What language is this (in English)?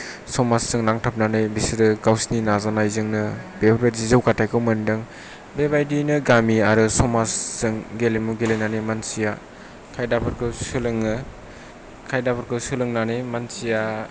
Bodo